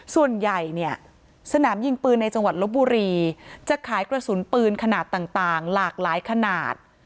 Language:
Thai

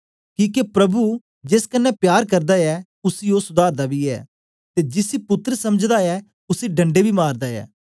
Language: Dogri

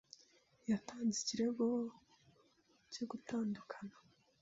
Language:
Kinyarwanda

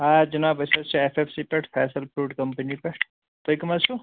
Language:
Kashmiri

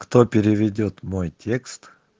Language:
Russian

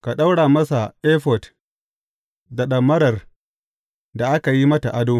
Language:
Hausa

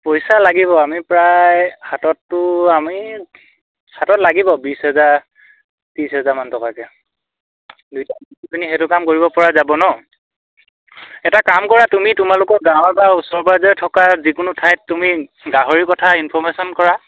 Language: Assamese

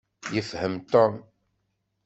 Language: Kabyle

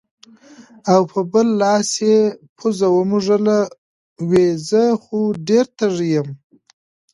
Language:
Pashto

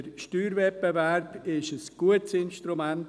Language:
Swiss German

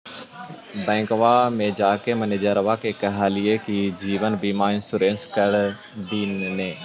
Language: Magahi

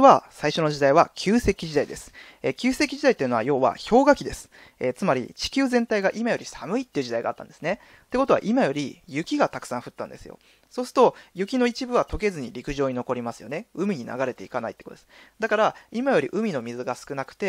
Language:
Japanese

